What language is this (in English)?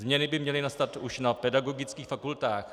Czech